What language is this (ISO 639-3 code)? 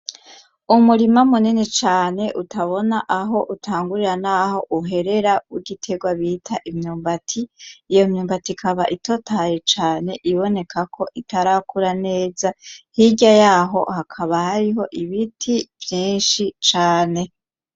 run